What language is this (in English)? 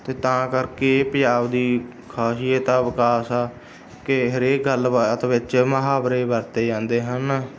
Punjabi